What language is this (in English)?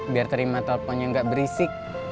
Indonesian